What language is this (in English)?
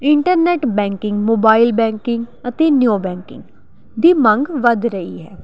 Punjabi